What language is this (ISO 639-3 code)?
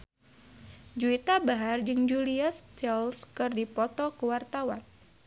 sun